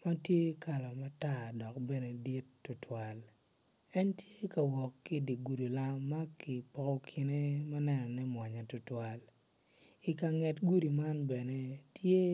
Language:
Acoli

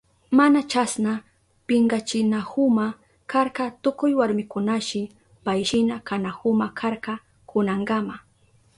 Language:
Southern Pastaza Quechua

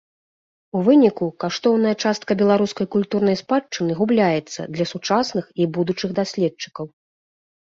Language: Belarusian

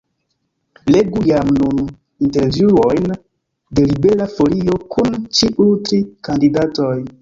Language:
Esperanto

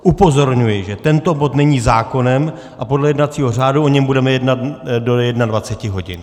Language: Czech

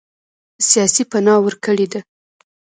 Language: Pashto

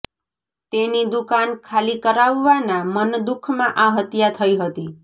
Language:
Gujarati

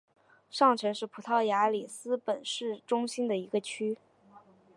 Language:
Chinese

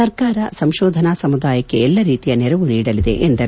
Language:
Kannada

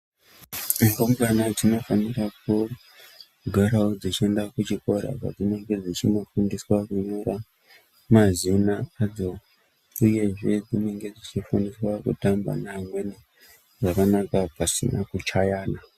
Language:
Ndau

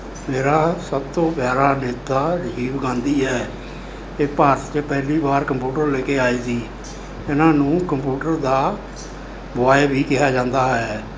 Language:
Punjabi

